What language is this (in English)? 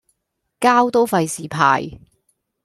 Cantonese